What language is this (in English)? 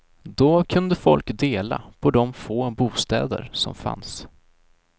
Swedish